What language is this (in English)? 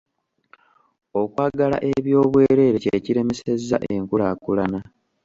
Ganda